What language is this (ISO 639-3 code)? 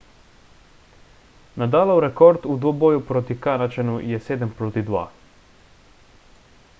slv